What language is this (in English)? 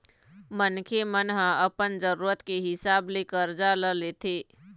Chhattisgarhi